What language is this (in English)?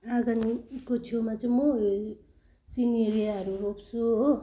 Nepali